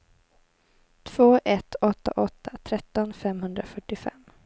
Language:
Swedish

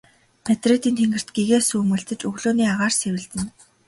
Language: Mongolian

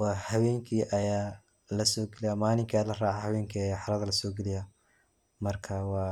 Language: Somali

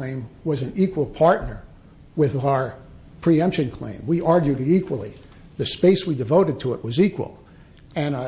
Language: English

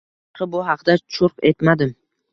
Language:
Uzbek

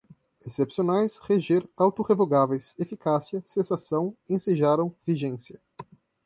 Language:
Portuguese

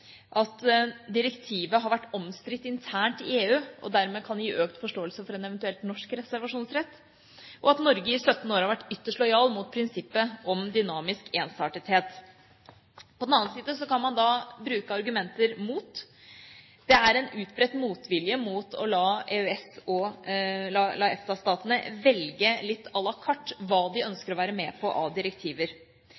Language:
Norwegian Bokmål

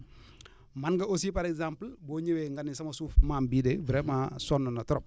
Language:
Wolof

